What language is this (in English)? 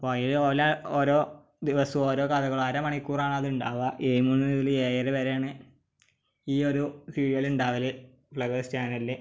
Malayalam